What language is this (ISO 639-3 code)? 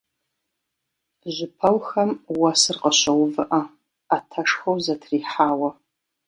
kbd